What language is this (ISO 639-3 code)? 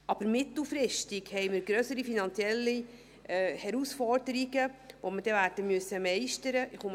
gsw